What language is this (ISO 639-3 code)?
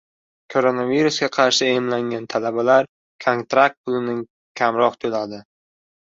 uzb